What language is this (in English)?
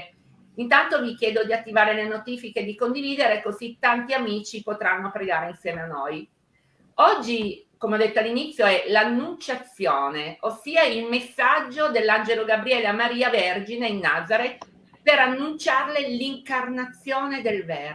Italian